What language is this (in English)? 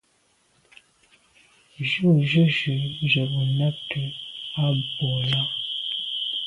Medumba